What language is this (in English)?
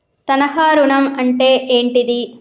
Telugu